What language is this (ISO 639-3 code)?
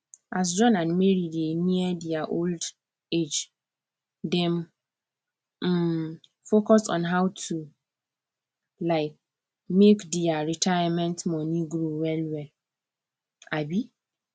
pcm